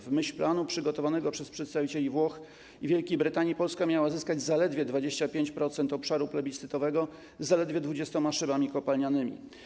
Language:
Polish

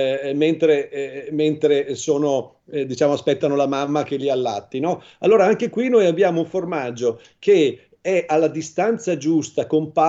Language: Italian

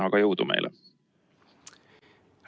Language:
Estonian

